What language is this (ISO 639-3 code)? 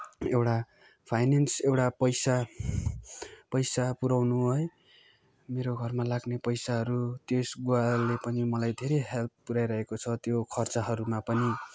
nep